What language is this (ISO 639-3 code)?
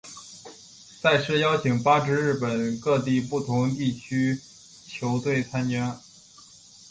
zho